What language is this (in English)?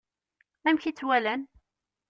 Kabyle